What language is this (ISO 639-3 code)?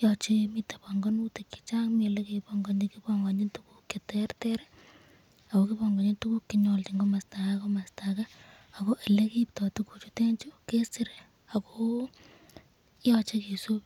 kln